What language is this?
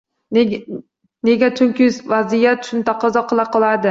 Uzbek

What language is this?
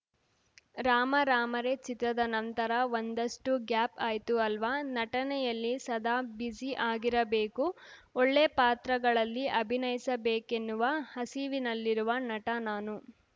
Kannada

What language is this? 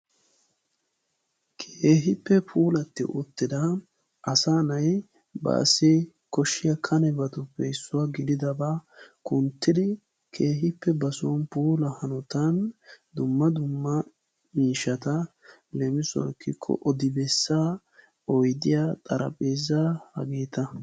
Wolaytta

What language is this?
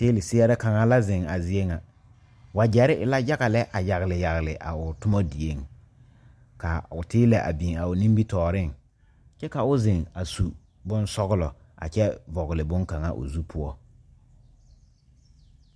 Southern Dagaare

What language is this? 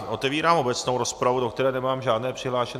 Czech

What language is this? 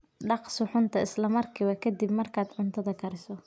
Somali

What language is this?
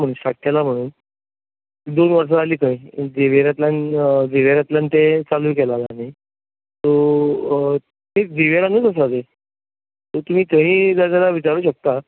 Konkani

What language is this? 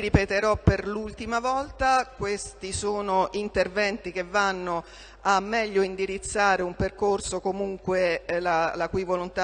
Italian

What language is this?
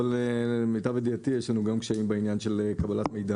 Hebrew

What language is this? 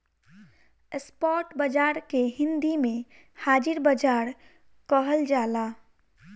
Bhojpuri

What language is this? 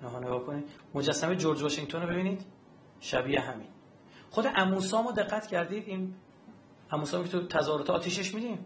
Persian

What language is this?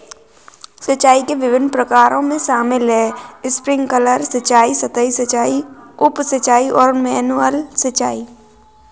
Hindi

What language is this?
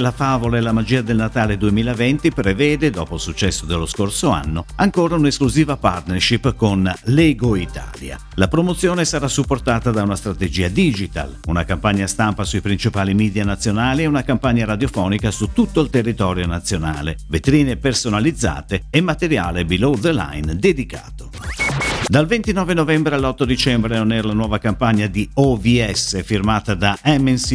Italian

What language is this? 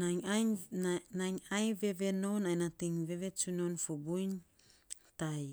Saposa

